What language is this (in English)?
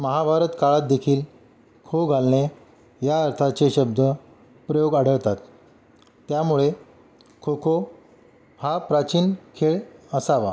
Marathi